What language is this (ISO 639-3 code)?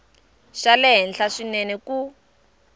tso